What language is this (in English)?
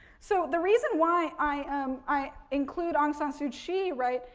English